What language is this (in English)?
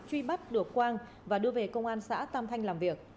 Vietnamese